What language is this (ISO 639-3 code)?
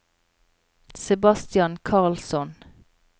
nor